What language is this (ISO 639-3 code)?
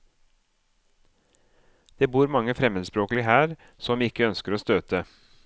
nor